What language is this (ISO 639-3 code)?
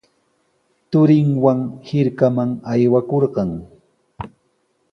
qws